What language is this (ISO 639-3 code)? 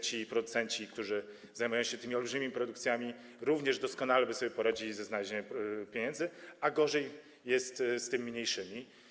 pol